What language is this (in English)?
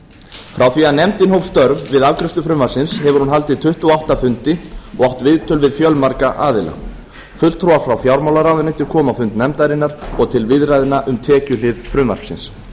Icelandic